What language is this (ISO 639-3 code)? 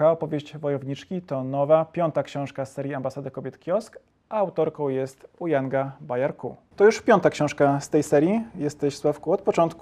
pol